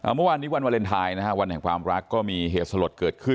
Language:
Thai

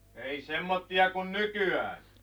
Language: Finnish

